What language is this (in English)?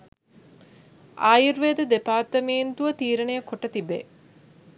Sinhala